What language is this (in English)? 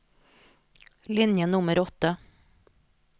Norwegian